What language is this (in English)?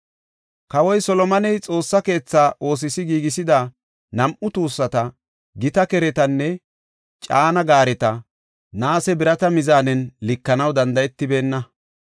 Gofa